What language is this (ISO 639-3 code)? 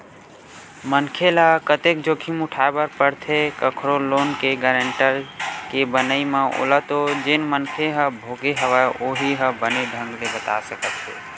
hne